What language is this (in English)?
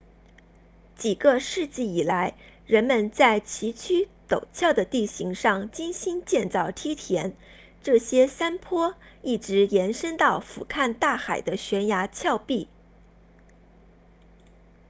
Chinese